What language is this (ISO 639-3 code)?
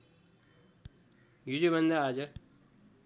nep